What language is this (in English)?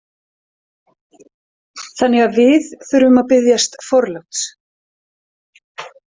Icelandic